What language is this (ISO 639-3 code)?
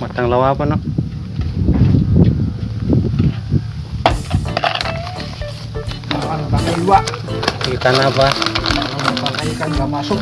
ind